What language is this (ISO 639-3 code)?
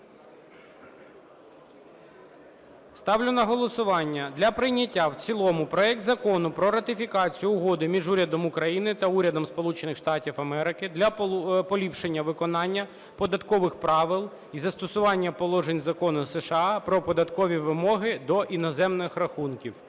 ukr